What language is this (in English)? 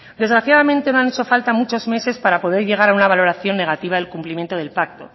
Spanish